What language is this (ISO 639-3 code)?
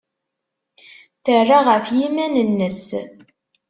kab